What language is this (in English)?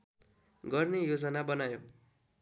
Nepali